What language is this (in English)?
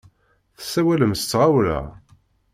Kabyle